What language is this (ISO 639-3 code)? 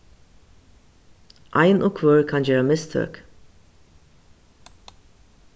fao